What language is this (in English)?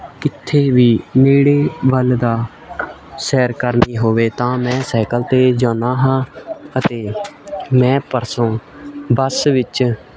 Punjabi